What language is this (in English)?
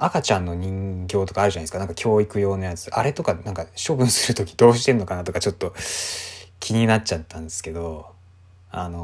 Japanese